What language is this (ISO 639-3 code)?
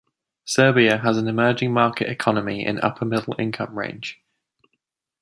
eng